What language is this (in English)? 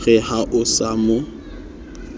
Southern Sotho